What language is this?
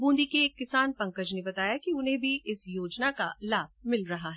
Hindi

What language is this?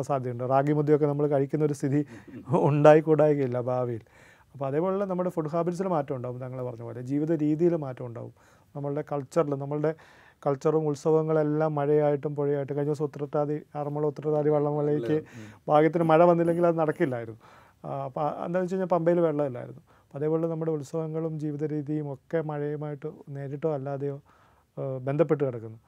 Malayalam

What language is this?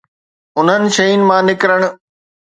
Sindhi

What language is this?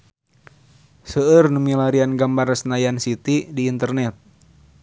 Sundanese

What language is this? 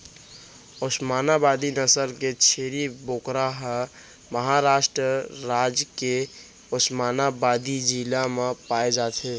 Chhattisgarhi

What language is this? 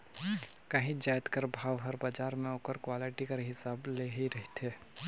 Chhattisgarhi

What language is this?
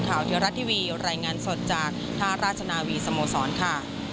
Thai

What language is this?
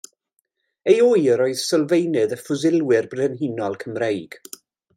Welsh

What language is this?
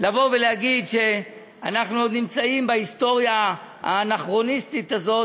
Hebrew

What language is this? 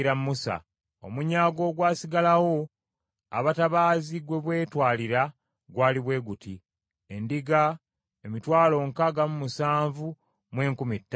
Ganda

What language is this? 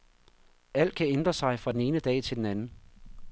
Danish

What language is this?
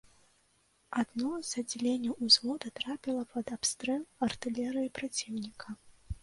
Belarusian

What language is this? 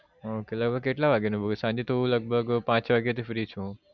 Gujarati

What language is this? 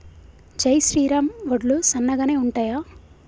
Telugu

